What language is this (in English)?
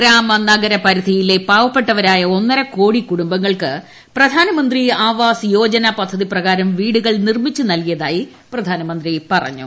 Malayalam